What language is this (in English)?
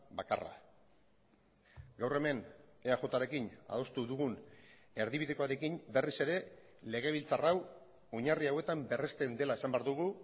Basque